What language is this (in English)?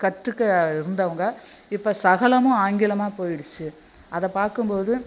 Tamil